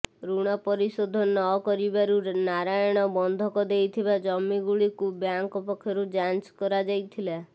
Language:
Odia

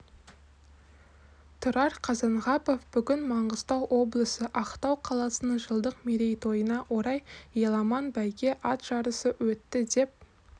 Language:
Kazakh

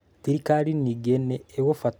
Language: Kikuyu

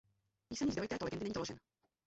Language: Czech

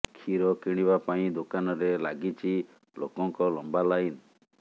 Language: Odia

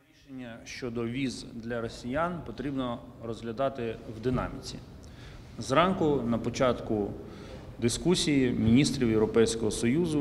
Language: Ukrainian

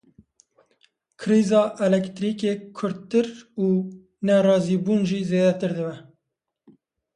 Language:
Kurdish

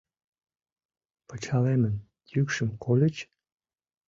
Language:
Mari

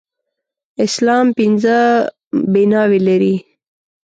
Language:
Pashto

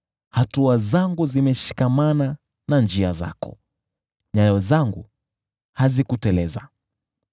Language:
Swahili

